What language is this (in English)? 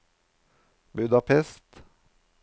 Norwegian